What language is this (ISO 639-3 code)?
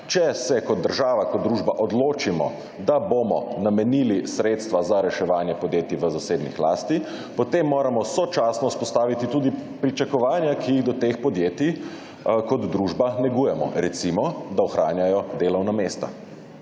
slv